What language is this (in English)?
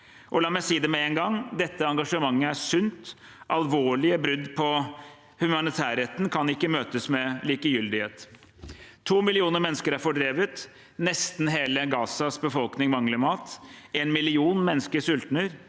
Norwegian